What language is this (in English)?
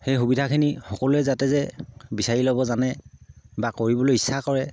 Assamese